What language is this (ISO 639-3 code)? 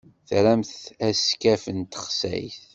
kab